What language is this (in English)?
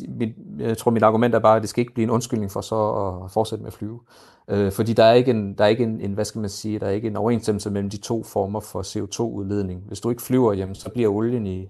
Danish